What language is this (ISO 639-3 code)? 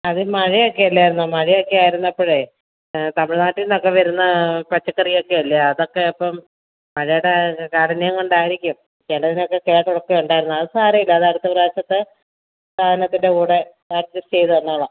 mal